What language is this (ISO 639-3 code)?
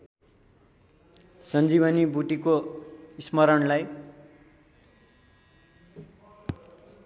nep